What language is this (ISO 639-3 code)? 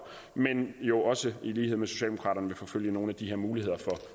dan